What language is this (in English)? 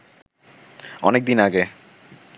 Bangla